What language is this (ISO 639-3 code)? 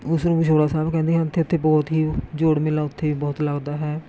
pan